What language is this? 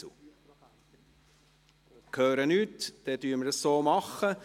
Swiss German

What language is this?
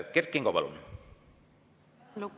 Estonian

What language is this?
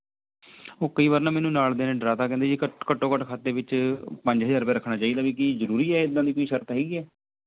Punjabi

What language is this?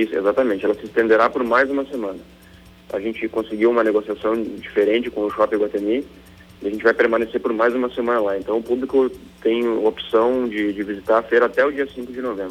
Portuguese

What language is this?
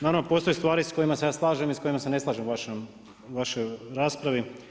Croatian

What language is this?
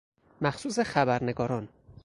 Persian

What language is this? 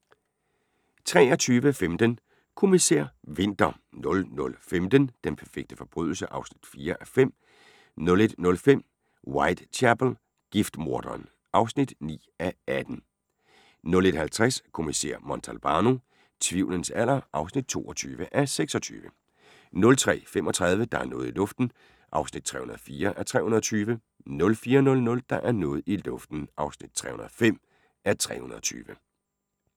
Danish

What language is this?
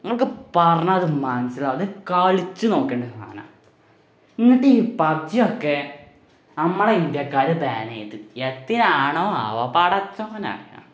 Malayalam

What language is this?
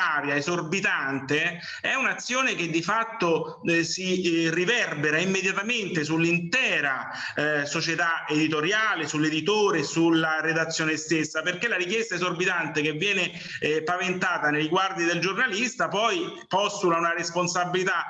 Italian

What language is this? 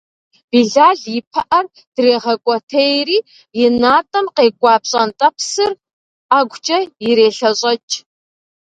Kabardian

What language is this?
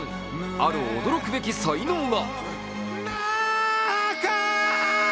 Japanese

